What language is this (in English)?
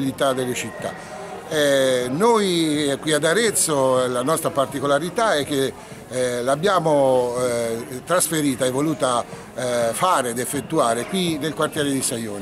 Italian